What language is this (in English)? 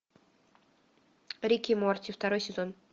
Russian